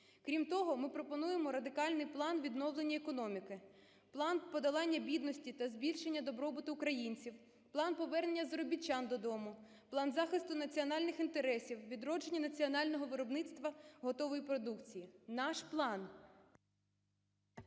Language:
Ukrainian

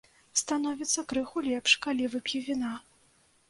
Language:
Belarusian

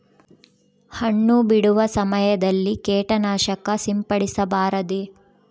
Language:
Kannada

